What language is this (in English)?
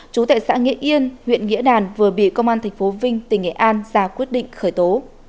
Vietnamese